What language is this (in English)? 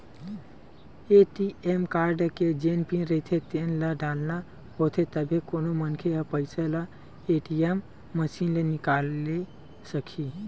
Chhattisgarhi